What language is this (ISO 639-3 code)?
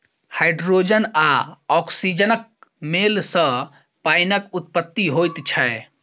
mai